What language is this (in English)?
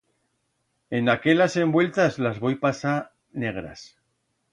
Aragonese